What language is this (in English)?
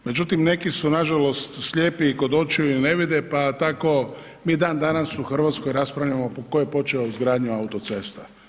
Croatian